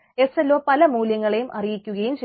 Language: Malayalam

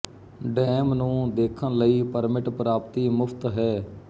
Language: Punjabi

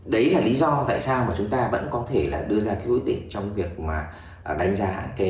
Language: Vietnamese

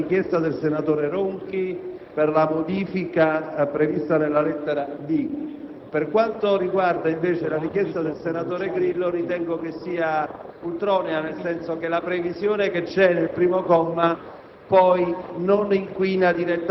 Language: Italian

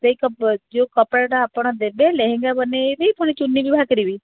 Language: Odia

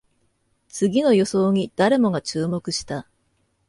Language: Japanese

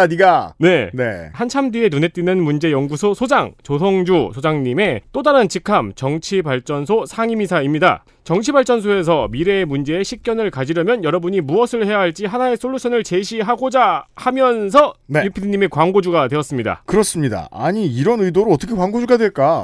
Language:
Korean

